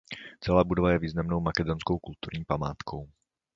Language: Czech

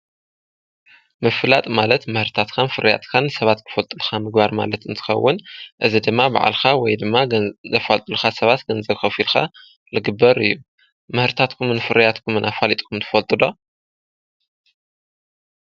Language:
Tigrinya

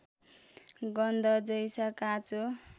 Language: Nepali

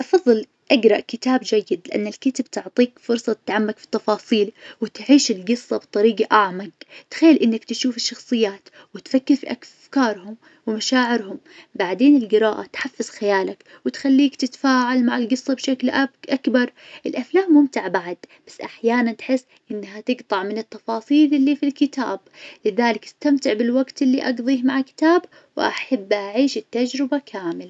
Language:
Najdi Arabic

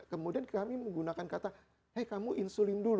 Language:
Indonesian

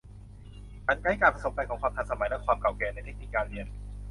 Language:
Thai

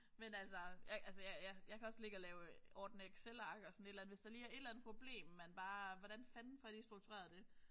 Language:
Danish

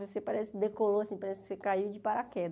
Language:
Portuguese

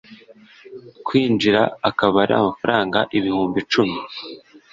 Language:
Kinyarwanda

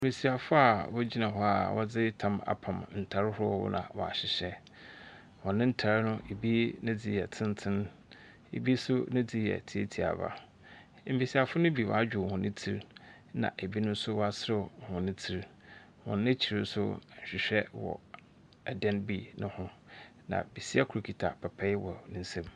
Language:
Akan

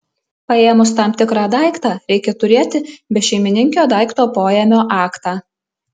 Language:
Lithuanian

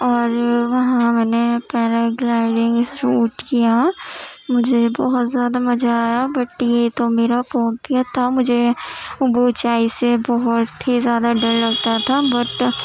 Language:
Urdu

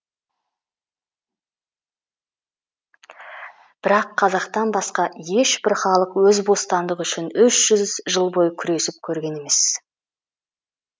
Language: Kazakh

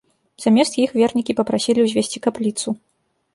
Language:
Belarusian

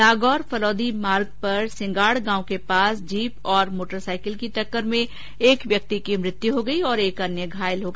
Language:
Hindi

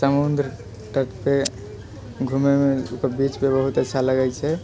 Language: Maithili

